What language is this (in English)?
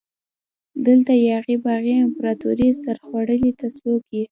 Pashto